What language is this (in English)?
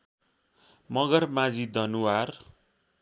Nepali